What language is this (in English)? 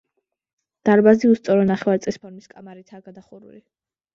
Georgian